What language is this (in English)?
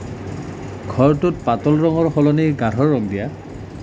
Assamese